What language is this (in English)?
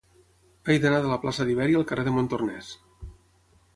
Catalan